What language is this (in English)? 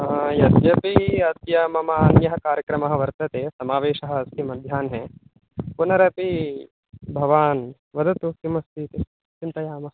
Sanskrit